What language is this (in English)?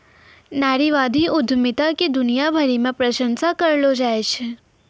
Maithili